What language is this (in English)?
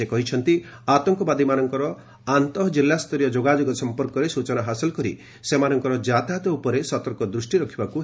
Odia